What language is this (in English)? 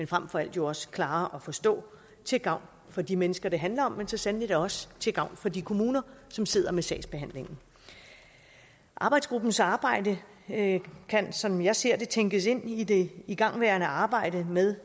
Danish